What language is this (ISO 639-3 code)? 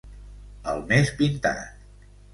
cat